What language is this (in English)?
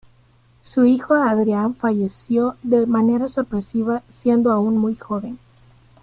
Spanish